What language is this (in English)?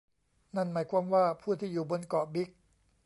Thai